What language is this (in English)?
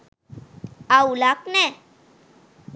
Sinhala